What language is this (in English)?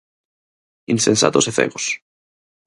Galician